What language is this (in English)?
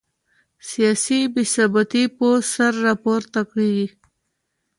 Pashto